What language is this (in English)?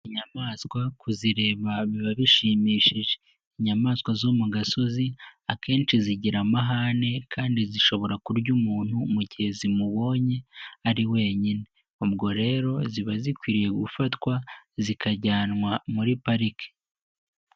Kinyarwanda